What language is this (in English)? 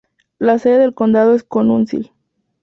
Spanish